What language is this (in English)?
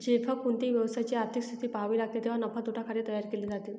Marathi